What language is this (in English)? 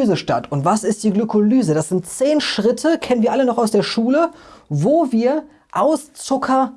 German